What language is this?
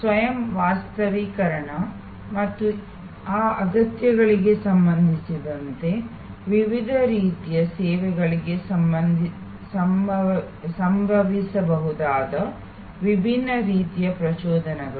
Kannada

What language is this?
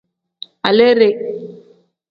Tem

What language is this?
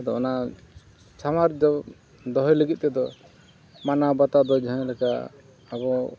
Santali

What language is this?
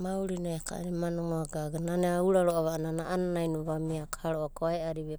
Abadi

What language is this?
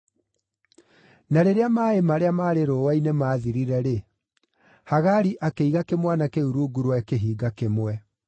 Kikuyu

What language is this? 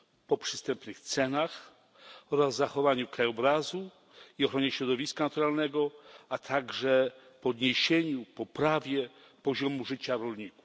Polish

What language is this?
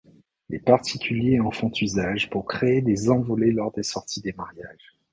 French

